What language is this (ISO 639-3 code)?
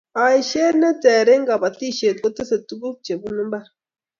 kln